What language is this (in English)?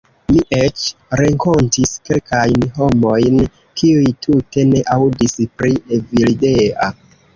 Esperanto